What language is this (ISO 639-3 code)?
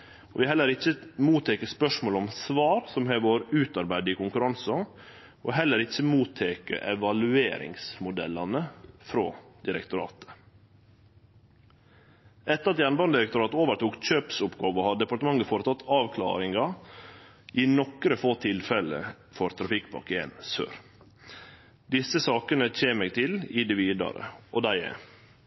nno